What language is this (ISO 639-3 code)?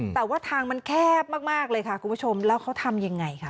tha